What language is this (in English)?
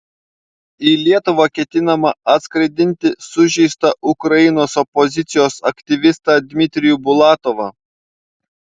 Lithuanian